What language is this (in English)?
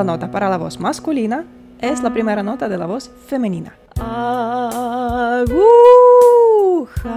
Spanish